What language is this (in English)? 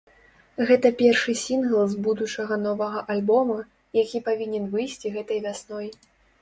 Belarusian